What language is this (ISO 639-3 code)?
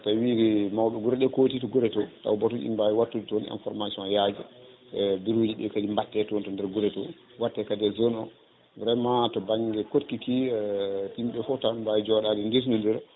ful